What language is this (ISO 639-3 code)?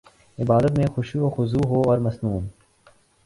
urd